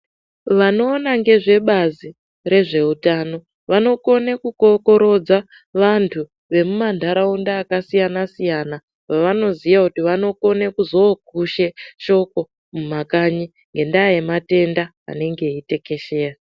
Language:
Ndau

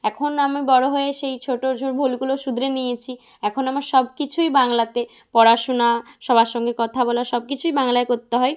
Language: Bangla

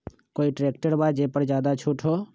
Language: Magahi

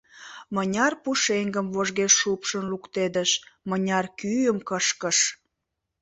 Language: Mari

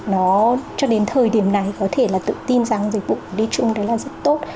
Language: Vietnamese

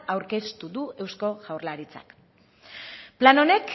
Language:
Basque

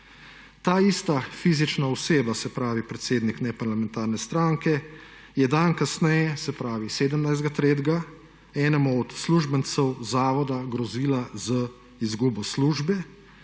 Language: Slovenian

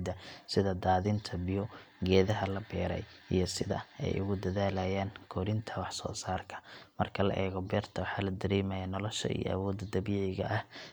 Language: Somali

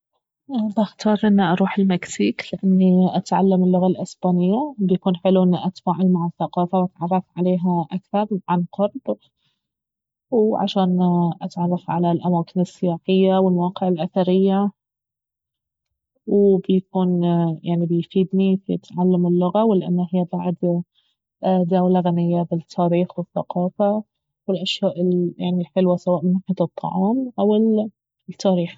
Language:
Baharna Arabic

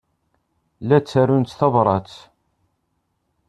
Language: Kabyle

